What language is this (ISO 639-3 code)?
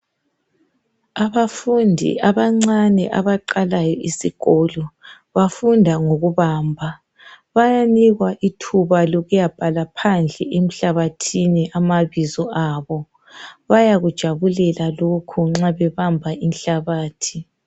nde